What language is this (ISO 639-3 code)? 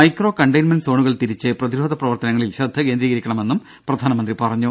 mal